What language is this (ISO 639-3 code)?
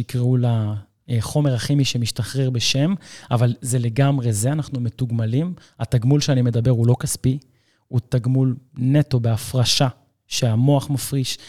heb